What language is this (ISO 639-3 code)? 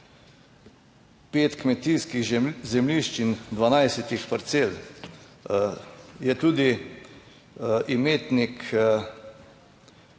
slv